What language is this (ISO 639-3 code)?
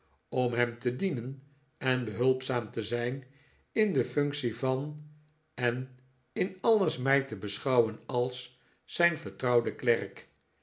nld